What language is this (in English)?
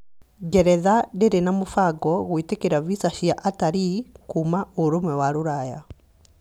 Kikuyu